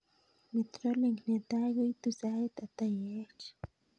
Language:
Kalenjin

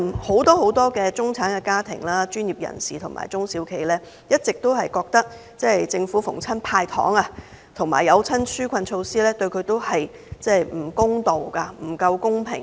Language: Cantonese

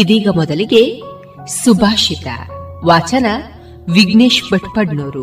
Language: Kannada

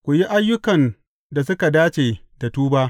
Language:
Hausa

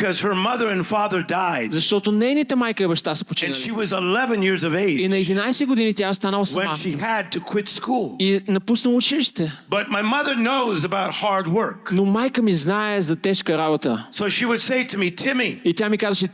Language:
Bulgarian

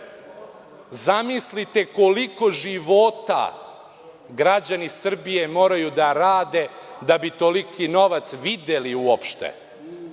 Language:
Serbian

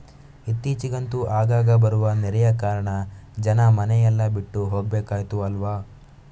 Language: Kannada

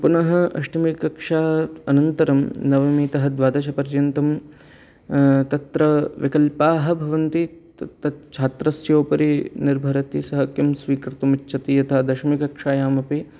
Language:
Sanskrit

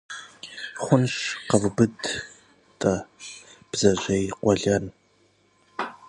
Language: Kabardian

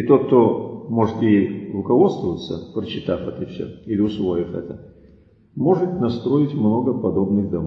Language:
Russian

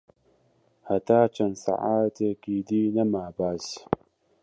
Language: Central Kurdish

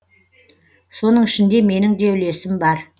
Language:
Kazakh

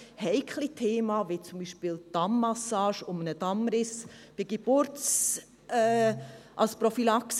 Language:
Swiss German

